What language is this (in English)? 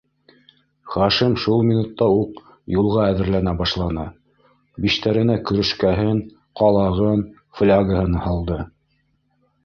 Bashkir